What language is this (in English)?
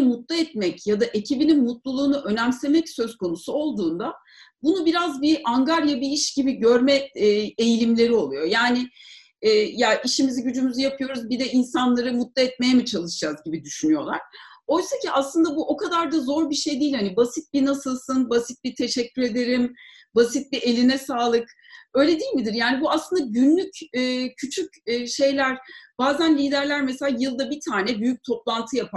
Turkish